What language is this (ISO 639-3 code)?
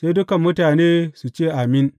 hau